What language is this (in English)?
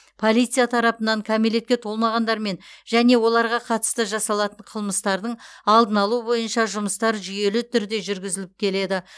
Kazakh